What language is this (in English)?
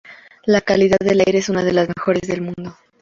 Spanish